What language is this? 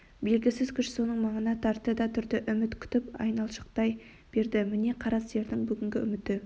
Kazakh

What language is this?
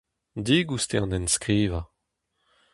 Breton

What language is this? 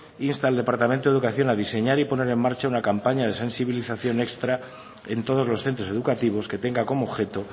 Spanish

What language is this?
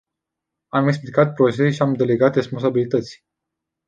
Romanian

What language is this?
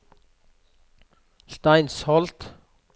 Norwegian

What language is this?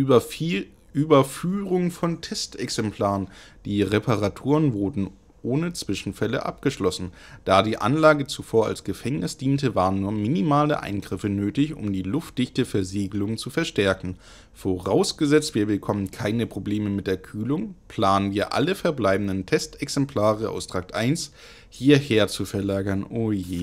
German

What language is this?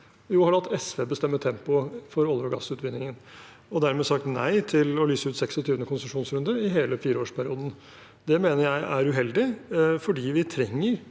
Norwegian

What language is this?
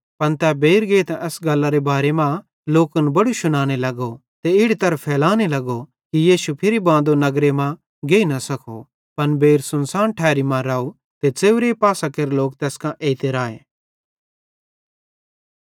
Bhadrawahi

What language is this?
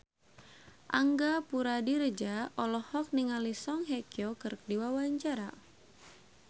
Sundanese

